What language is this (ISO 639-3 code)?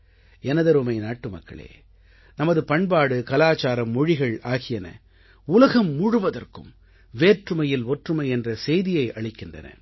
tam